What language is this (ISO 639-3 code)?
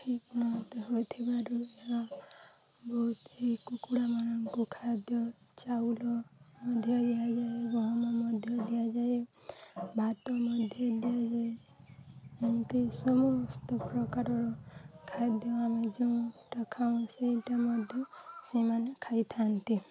ori